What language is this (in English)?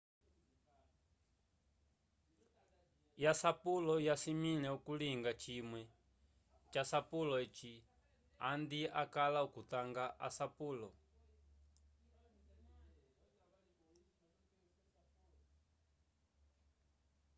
Umbundu